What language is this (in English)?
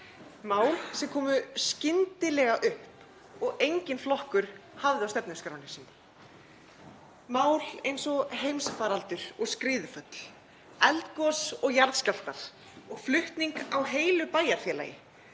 Icelandic